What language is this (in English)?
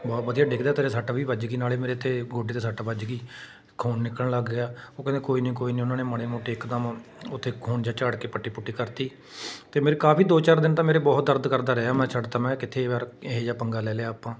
Punjabi